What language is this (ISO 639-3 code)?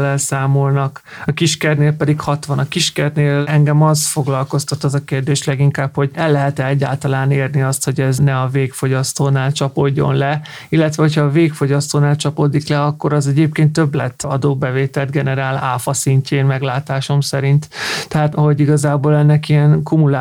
hun